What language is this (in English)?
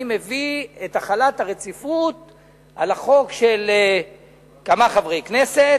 Hebrew